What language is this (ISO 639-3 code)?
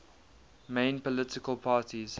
eng